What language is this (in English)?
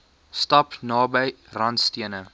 Afrikaans